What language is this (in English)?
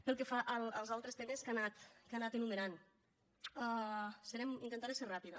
Catalan